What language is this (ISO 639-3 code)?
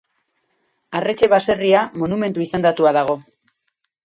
eus